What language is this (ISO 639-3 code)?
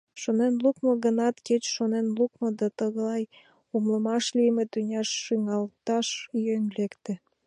chm